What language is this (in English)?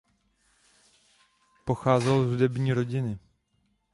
Czech